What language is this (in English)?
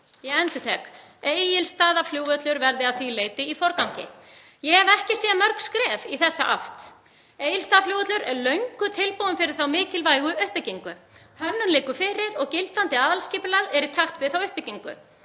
Icelandic